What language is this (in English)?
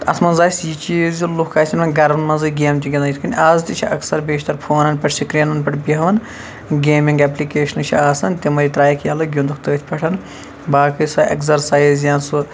Kashmiri